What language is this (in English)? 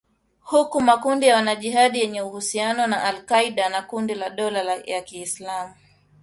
Swahili